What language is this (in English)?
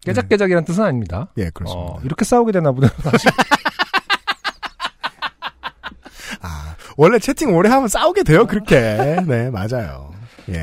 Korean